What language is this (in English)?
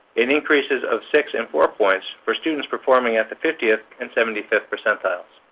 English